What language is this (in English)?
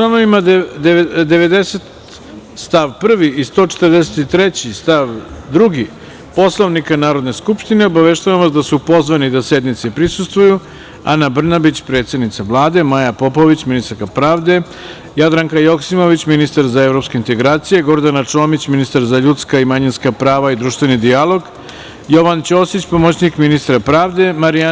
Serbian